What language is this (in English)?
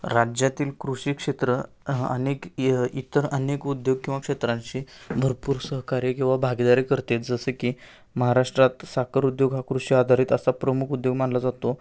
Marathi